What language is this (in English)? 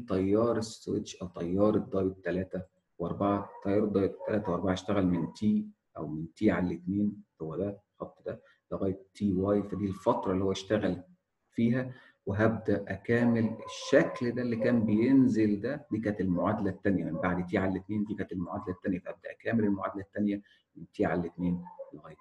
Arabic